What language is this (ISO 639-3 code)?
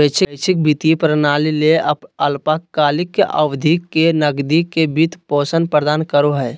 mag